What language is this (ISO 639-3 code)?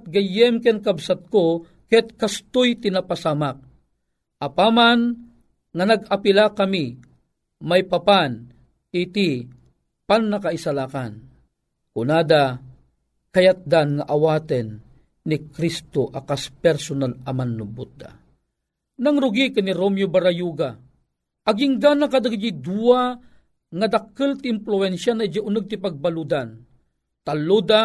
fil